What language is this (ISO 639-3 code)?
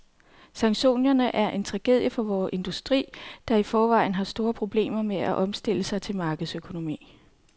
dan